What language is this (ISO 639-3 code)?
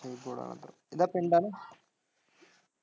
pan